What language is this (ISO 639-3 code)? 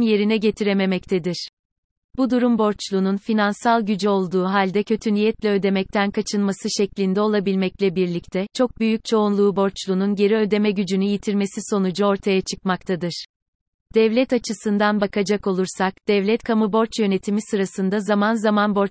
tur